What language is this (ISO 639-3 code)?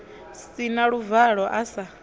ven